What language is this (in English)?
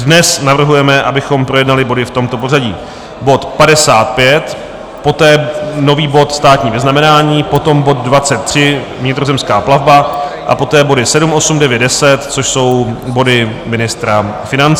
Czech